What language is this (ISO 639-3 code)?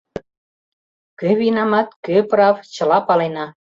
chm